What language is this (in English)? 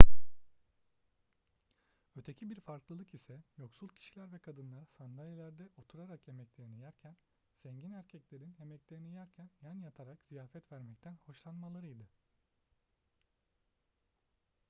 Turkish